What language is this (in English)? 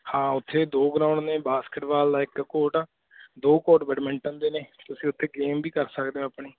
Punjabi